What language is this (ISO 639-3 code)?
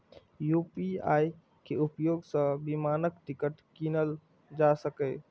mai